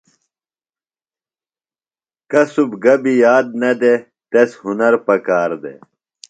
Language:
Phalura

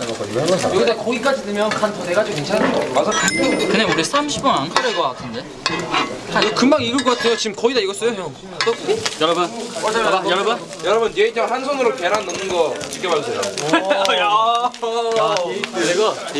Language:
Korean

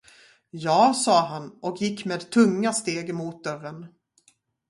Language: Swedish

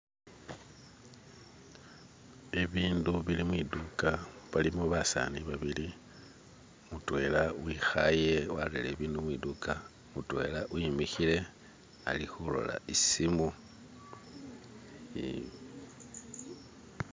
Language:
Masaaba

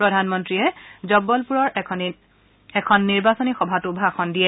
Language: Assamese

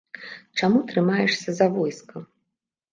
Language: Belarusian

